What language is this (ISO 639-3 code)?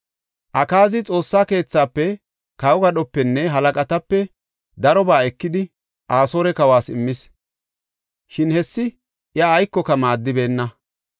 gof